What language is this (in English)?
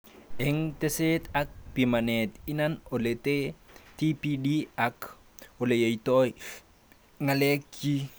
Kalenjin